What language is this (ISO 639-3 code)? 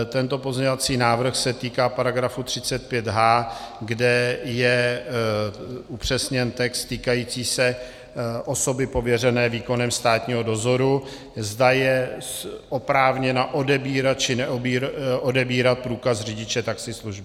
ces